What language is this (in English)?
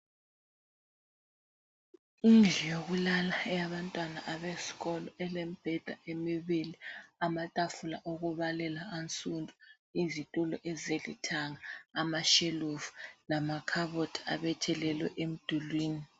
North Ndebele